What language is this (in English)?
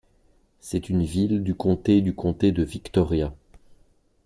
French